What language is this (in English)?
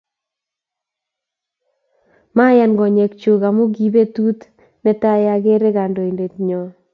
Kalenjin